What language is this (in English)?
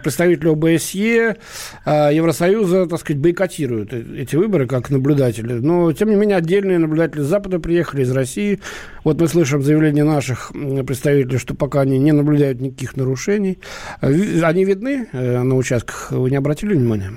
Russian